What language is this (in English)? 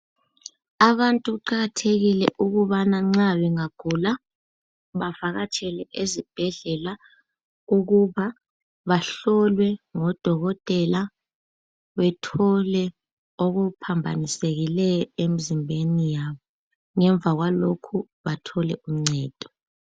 North Ndebele